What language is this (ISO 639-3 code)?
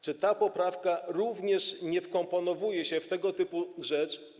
pol